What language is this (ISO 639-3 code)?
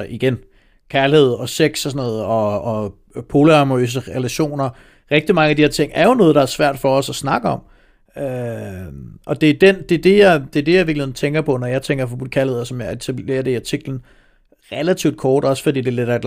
dan